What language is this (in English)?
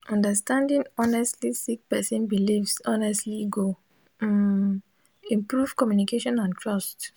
Nigerian Pidgin